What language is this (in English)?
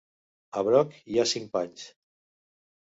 Catalan